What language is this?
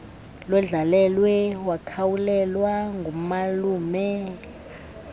Xhosa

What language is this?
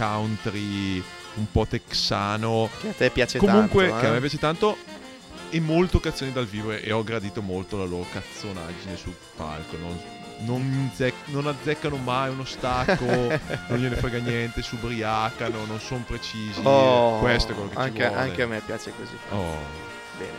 Italian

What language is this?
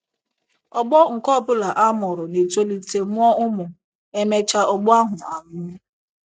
Igbo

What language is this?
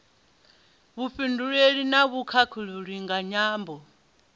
Venda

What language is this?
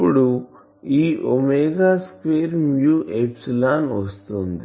Telugu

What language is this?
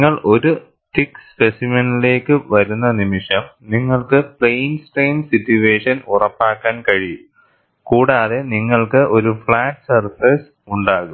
Malayalam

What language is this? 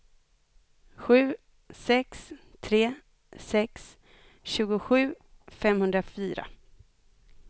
Swedish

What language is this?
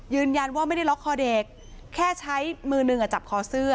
Thai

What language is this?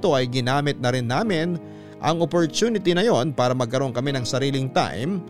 Filipino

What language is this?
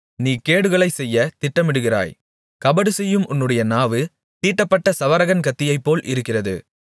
Tamil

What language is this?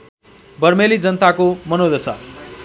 Nepali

